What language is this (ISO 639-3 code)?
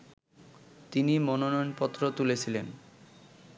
ben